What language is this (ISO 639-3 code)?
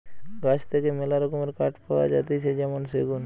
ben